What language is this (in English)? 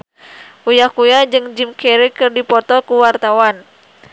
Sundanese